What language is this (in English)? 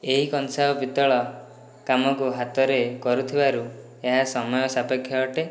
Odia